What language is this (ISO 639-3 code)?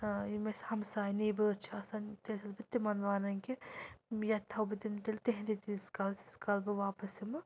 kas